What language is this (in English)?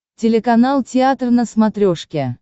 Russian